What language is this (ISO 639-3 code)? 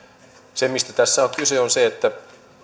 fin